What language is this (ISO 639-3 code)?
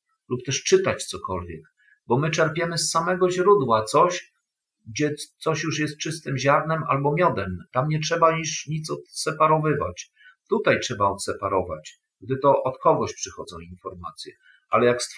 pol